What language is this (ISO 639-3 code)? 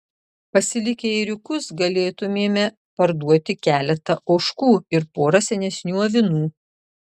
lit